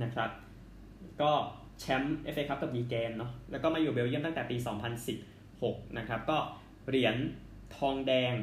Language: Thai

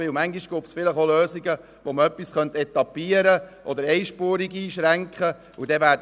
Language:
Swiss German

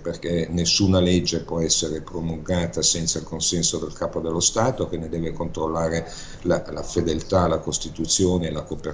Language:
Italian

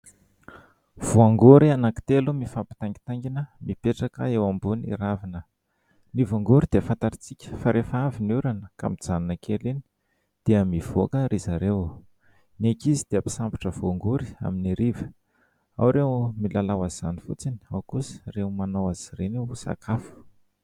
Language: Malagasy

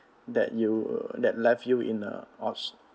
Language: English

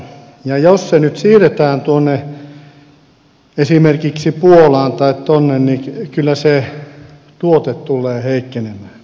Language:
Finnish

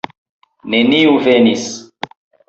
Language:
Esperanto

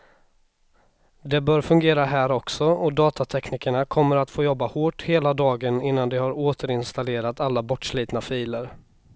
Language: Swedish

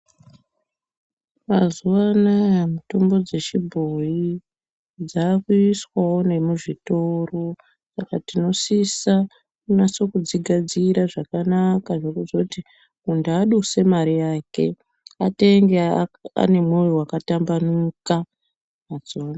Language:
Ndau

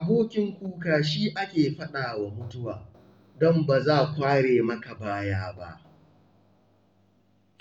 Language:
Hausa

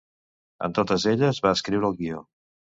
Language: Catalan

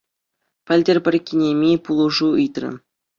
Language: Chuvash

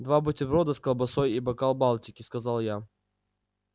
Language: Russian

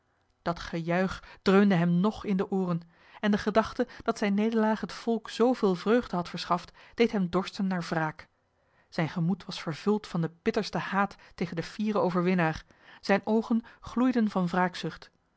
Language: Dutch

